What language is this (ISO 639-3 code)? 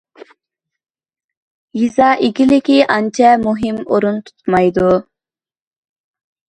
uig